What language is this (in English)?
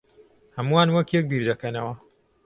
Central Kurdish